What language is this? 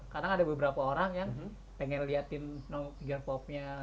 Indonesian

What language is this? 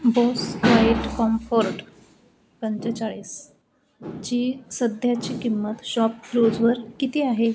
Marathi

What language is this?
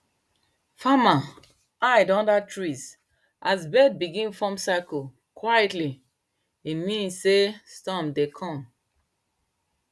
Nigerian Pidgin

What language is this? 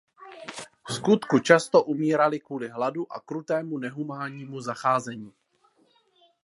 Czech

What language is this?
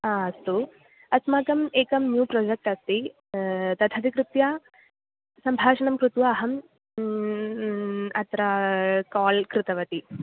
Sanskrit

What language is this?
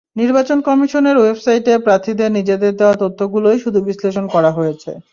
Bangla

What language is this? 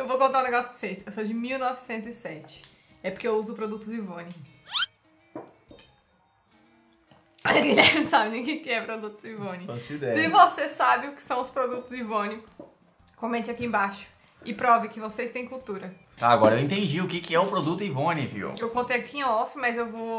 Portuguese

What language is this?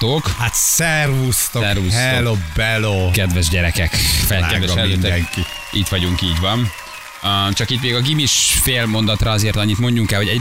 Hungarian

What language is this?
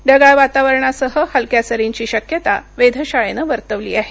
Marathi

